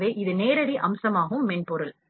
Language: Tamil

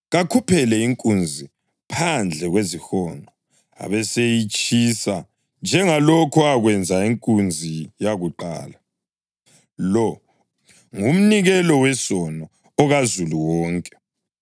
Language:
North Ndebele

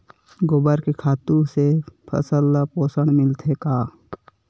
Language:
Chhattisgarhi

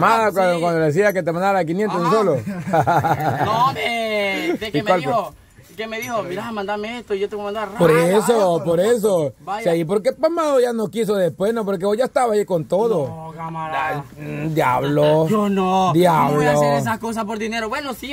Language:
Spanish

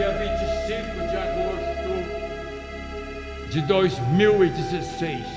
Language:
Portuguese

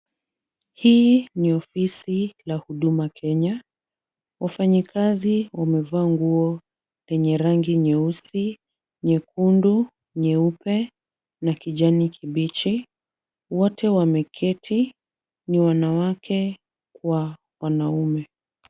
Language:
Swahili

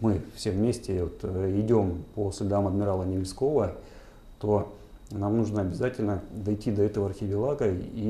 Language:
Russian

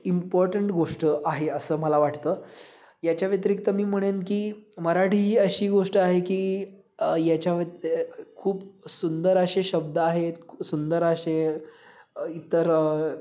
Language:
Marathi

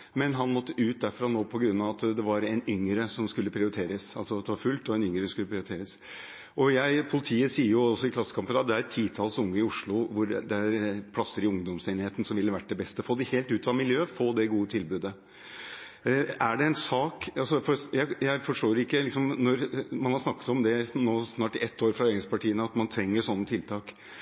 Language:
Norwegian Bokmål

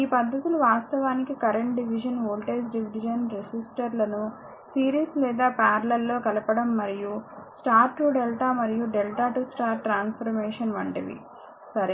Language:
Telugu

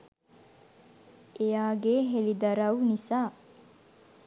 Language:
Sinhala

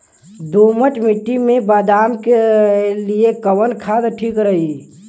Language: Bhojpuri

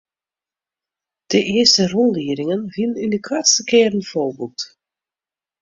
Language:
Western Frisian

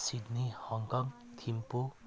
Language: Nepali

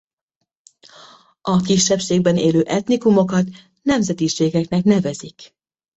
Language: Hungarian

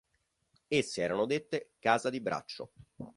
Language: Italian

